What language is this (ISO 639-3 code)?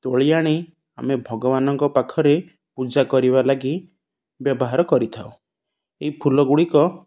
ori